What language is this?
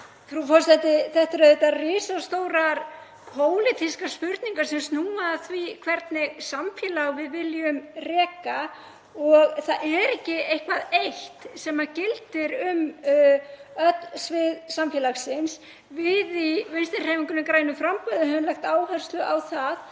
Icelandic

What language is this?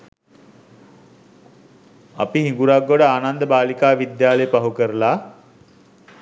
Sinhala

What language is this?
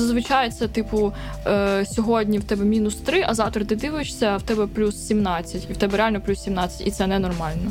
Ukrainian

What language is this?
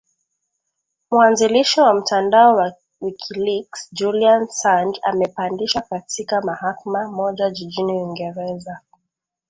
Swahili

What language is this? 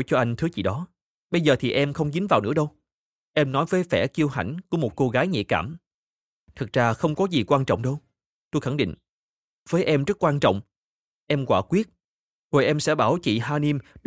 Vietnamese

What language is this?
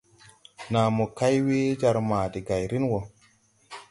Tupuri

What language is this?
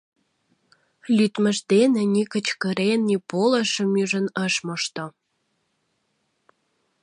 Mari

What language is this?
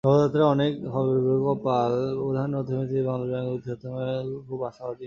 Bangla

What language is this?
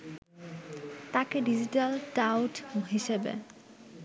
Bangla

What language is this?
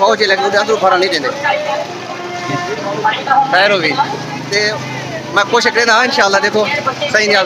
Arabic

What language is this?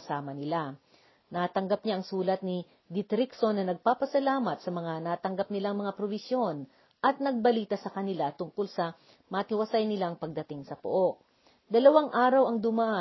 Filipino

